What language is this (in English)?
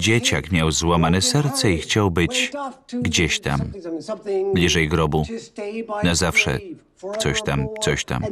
Polish